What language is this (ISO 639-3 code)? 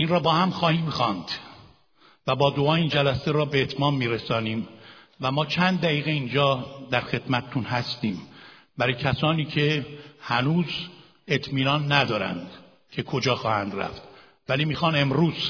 fas